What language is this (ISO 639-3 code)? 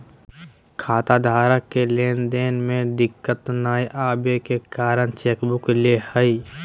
mag